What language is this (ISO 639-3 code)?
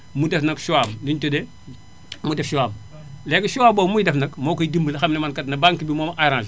wol